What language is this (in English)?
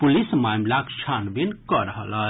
Maithili